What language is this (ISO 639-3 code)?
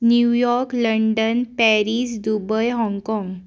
kok